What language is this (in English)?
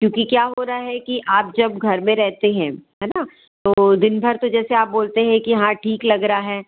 Hindi